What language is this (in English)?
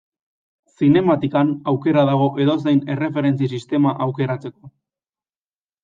Basque